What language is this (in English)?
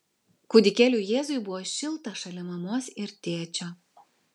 Lithuanian